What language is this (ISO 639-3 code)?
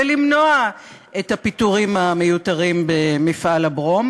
heb